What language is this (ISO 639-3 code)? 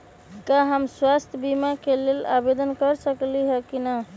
mag